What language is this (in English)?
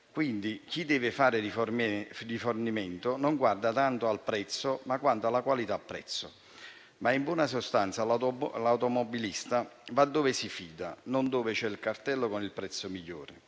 Italian